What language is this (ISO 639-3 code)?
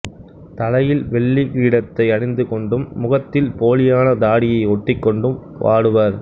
tam